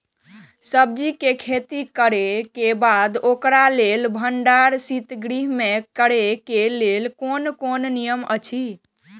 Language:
Maithili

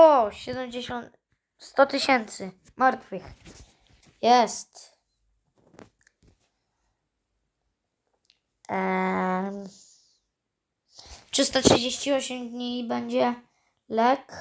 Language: Polish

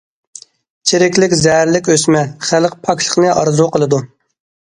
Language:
Uyghur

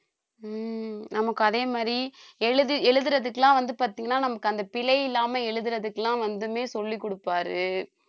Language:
Tamil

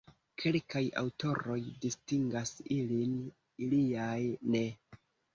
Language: Esperanto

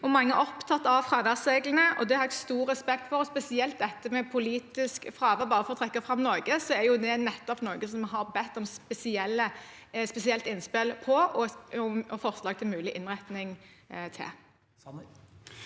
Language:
Norwegian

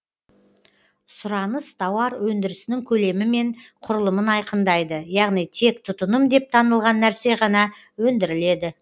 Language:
Kazakh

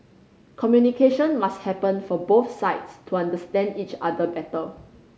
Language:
English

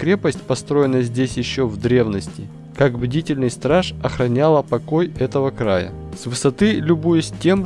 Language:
Russian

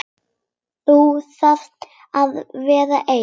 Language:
Icelandic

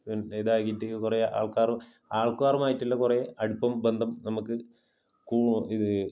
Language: Malayalam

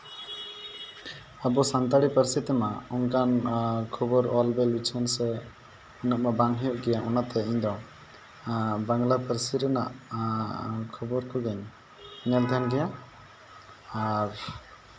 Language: Santali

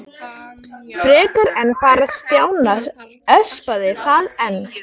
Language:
Icelandic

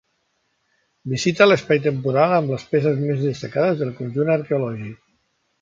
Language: Catalan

